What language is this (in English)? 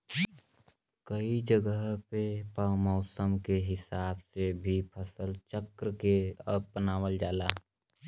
Bhojpuri